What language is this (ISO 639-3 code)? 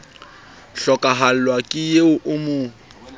sot